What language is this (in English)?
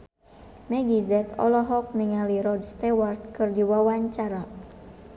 Sundanese